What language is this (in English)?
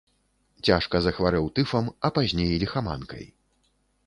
Belarusian